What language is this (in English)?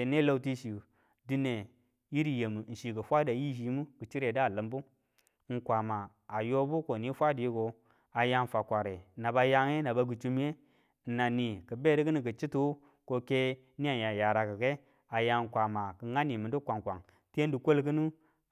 Tula